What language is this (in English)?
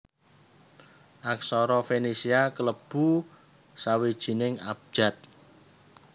Javanese